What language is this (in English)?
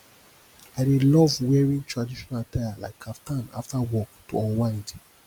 Nigerian Pidgin